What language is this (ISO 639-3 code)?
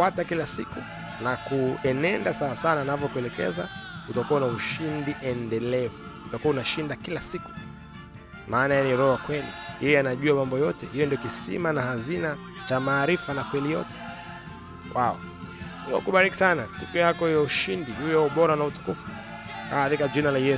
swa